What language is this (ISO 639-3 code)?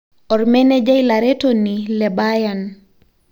mas